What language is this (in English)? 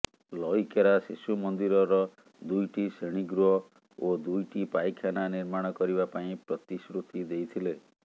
Odia